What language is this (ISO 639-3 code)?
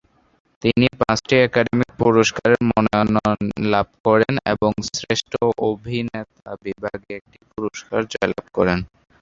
ben